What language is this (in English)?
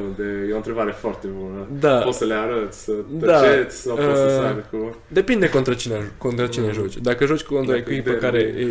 Romanian